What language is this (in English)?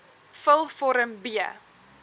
Afrikaans